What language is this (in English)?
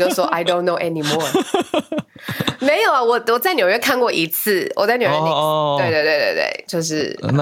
Chinese